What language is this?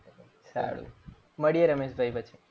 Gujarati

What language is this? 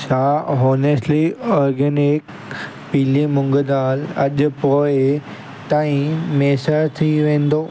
Sindhi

